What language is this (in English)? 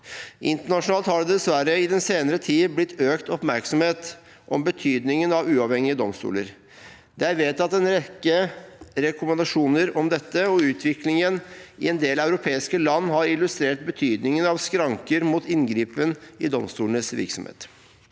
Norwegian